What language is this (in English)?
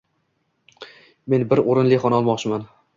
Uzbek